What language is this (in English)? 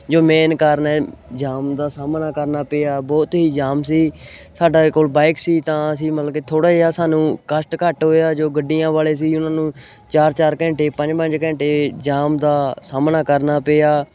Punjabi